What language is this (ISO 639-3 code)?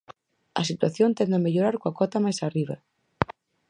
glg